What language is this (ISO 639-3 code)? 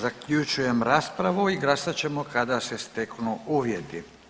hrv